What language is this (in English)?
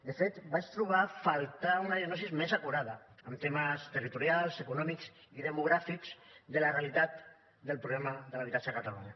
Catalan